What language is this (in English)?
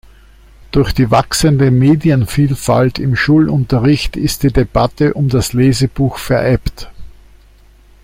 German